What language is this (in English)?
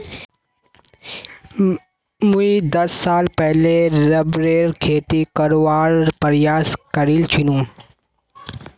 Magahi